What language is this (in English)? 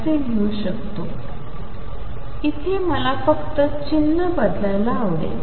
Marathi